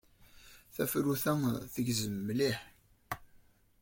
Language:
Kabyle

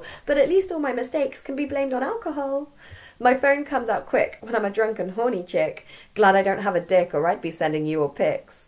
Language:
English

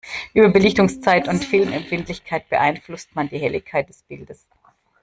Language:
German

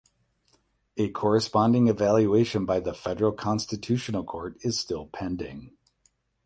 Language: English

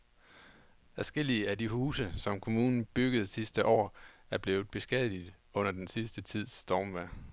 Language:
Danish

